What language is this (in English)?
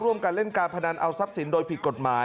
Thai